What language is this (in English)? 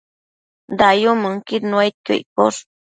Matsés